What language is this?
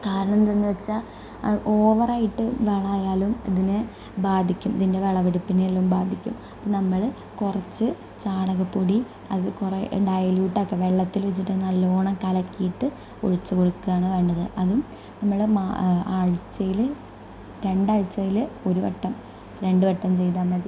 Malayalam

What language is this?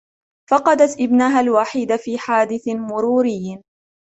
Arabic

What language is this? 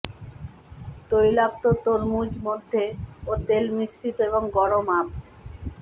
Bangla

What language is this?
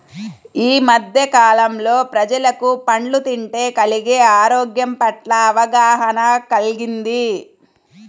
Telugu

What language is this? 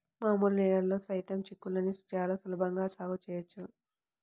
Telugu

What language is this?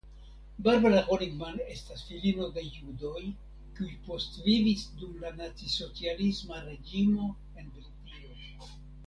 Esperanto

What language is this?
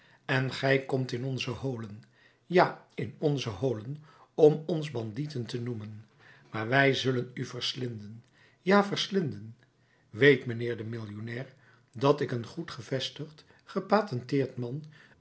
Dutch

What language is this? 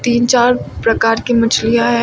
Hindi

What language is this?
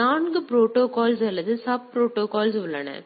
Tamil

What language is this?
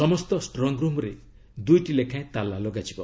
Odia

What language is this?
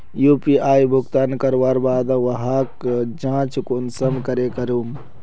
Magahi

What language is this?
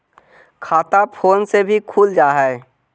Magahi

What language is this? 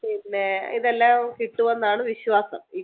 Malayalam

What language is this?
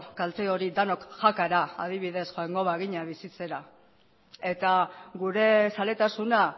Basque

